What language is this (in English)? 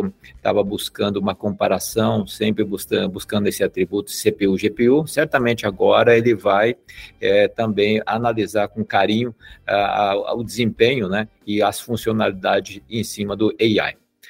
Portuguese